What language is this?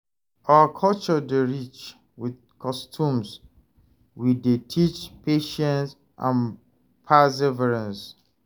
Nigerian Pidgin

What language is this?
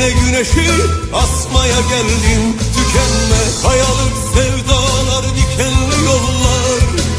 Turkish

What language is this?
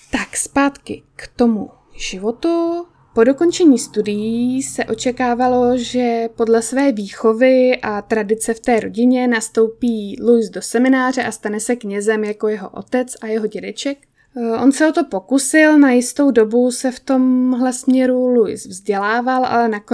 Czech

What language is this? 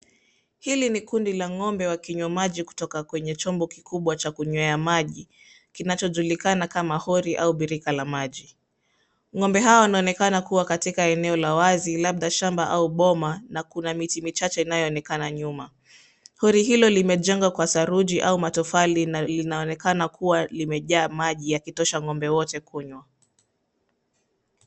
Swahili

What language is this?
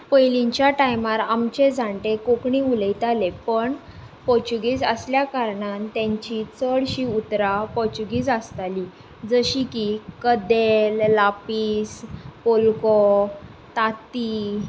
Konkani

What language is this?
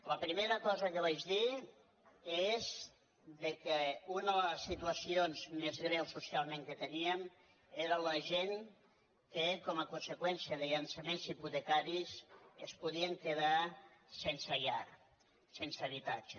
Catalan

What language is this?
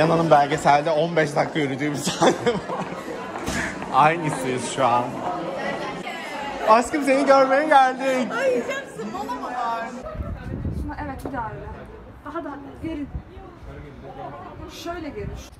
Turkish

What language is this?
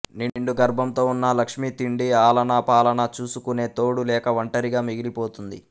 Telugu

